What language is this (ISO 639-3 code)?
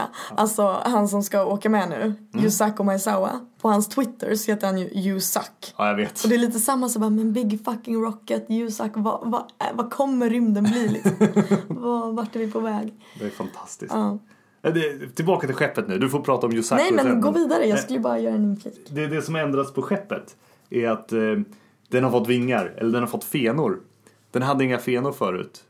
swe